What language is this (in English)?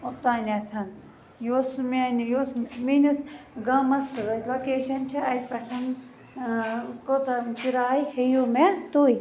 Kashmiri